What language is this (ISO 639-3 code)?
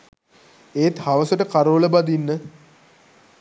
sin